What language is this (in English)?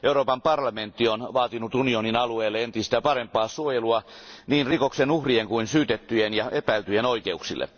Finnish